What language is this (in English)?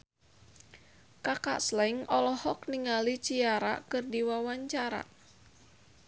Sundanese